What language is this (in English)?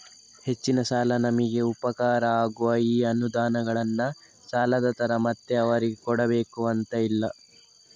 Kannada